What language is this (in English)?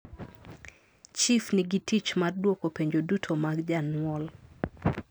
Luo (Kenya and Tanzania)